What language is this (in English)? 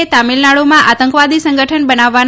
Gujarati